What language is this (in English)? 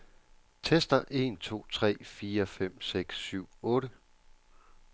Danish